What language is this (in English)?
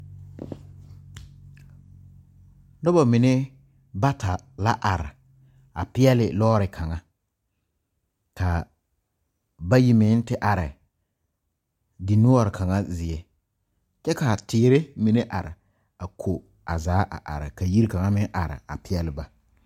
Southern Dagaare